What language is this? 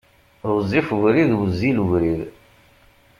Kabyle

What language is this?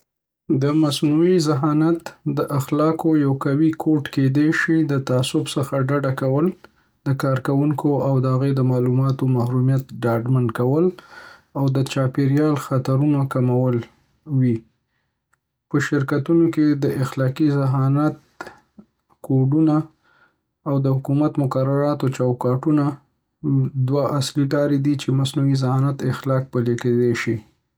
Pashto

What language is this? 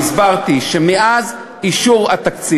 Hebrew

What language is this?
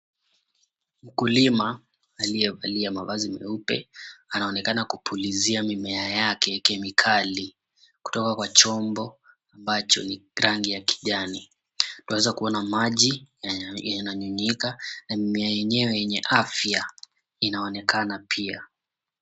Swahili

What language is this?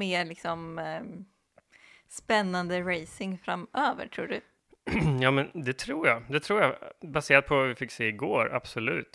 Swedish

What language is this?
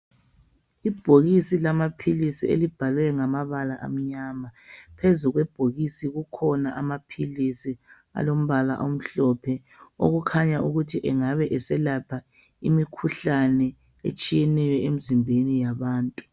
North Ndebele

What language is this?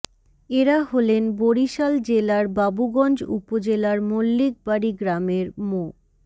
Bangla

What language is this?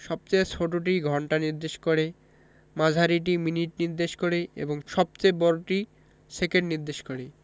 Bangla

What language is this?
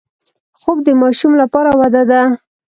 Pashto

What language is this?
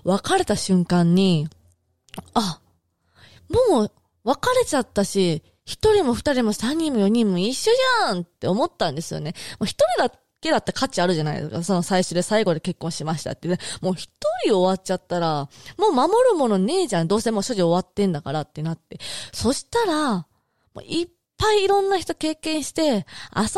Japanese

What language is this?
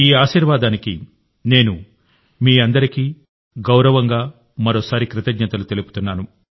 Telugu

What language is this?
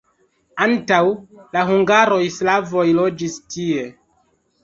Esperanto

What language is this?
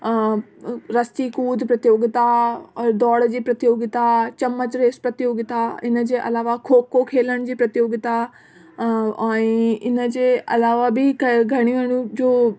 Sindhi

